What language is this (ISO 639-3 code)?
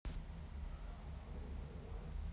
rus